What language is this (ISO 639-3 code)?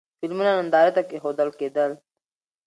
pus